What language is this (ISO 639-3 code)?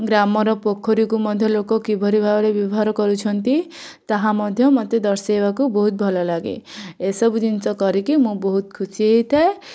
ori